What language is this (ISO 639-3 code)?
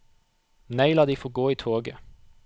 nor